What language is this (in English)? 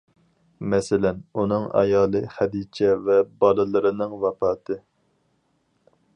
Uyghur